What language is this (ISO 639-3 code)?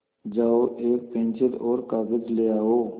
hin